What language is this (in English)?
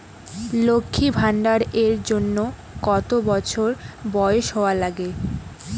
Bangla